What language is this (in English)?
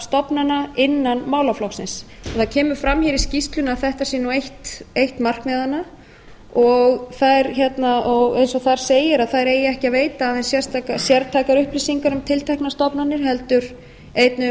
Icelandic